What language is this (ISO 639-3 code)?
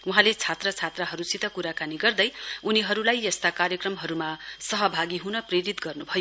nep